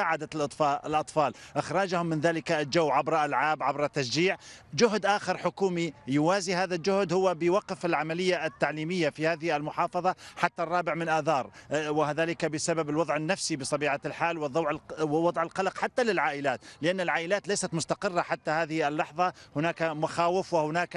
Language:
Arabic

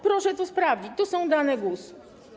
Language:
Polish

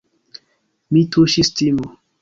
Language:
Esperanto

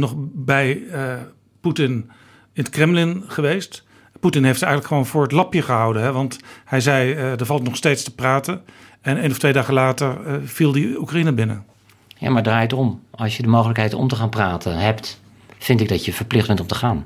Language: Dutch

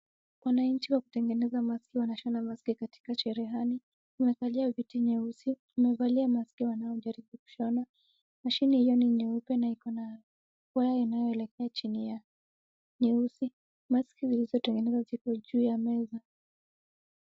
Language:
Swahili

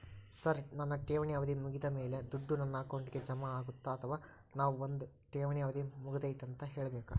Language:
Kannada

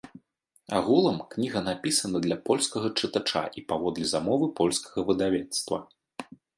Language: Belarusian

